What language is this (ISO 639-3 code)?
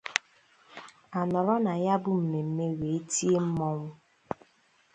ibo